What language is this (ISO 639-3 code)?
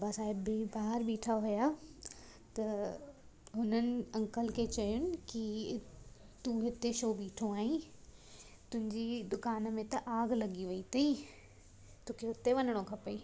snd